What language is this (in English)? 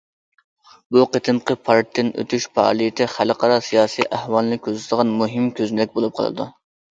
Uyghur